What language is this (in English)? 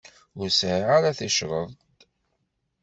Kabyle